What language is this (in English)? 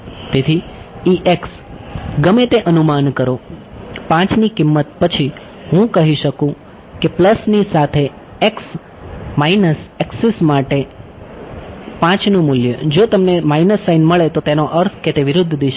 Gujarati